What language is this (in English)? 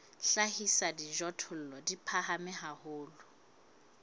Southern Sotho